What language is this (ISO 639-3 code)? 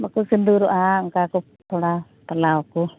sat